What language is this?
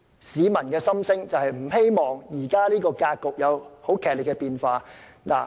Cantonese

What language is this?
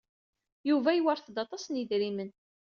Kabyle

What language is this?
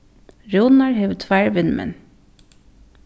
Faroese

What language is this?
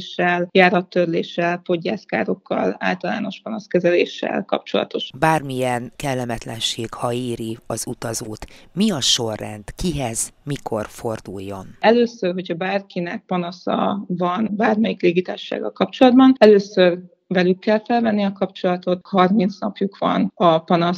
Hungarian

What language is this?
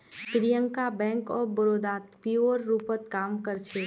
Magahi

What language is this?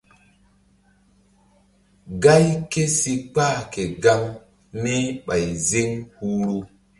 Mbum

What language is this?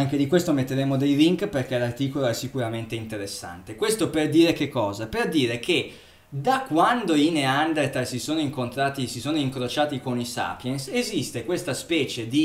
Italian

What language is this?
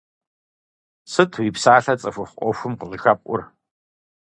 Kabardian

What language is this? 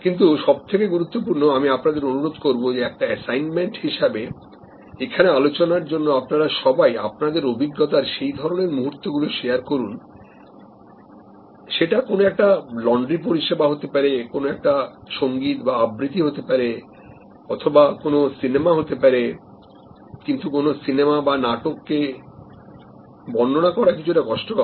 Bangla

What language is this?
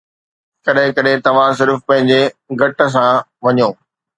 Sindhi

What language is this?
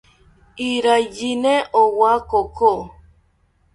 South Ucayali Ashéninka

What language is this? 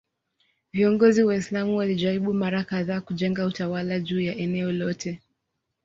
Swahili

